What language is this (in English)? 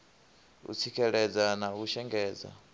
Venda